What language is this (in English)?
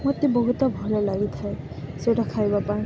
Odia